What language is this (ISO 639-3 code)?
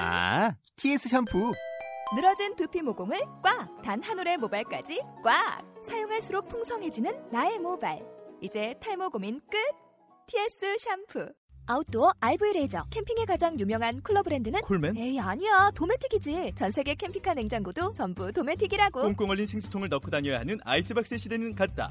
kor